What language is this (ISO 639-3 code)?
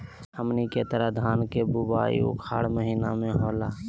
mag